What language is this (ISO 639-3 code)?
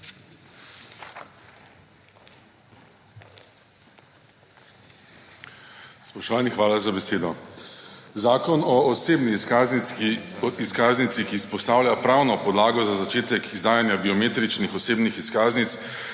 slv